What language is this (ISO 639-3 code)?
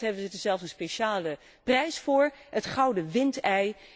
nld